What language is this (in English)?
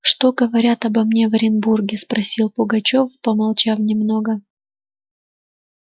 Russian